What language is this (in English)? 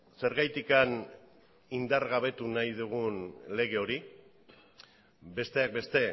Basque